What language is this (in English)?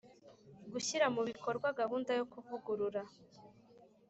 Kinyarwanda